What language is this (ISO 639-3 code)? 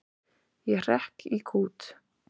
isl